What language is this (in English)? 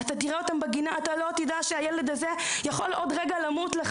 Hebrew